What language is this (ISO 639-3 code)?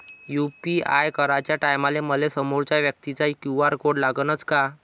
mar